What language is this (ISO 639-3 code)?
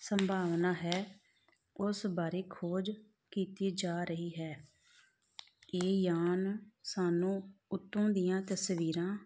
pan